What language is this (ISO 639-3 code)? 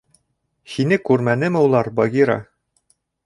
bak